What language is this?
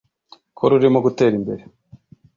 Kinyarwanda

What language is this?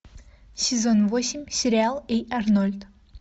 Russian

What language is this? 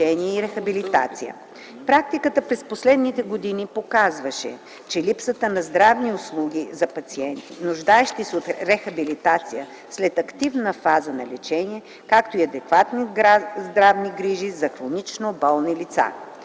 Bulgarian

